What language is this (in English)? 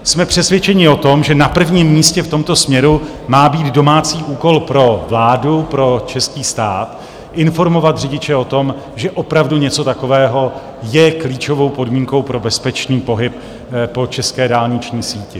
Czech